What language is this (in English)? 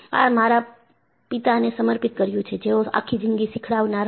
Gujarati